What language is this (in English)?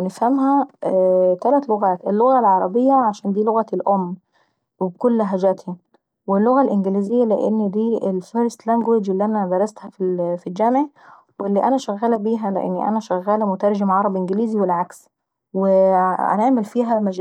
Saidi Arabic